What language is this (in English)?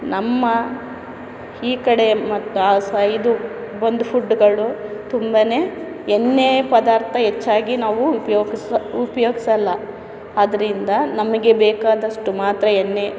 Kannada